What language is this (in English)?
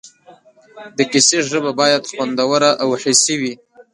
Pashto